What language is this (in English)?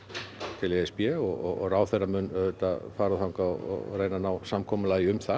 Icelandic